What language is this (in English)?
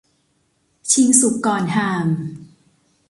Thai